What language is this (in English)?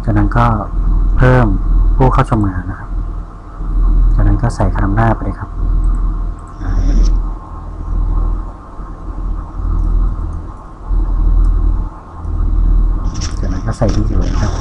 Thai